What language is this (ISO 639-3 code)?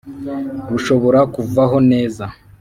kin